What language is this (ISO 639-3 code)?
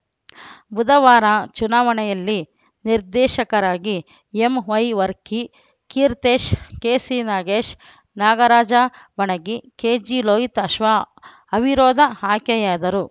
kan